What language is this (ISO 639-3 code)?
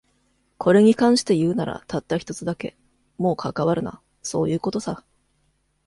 jpn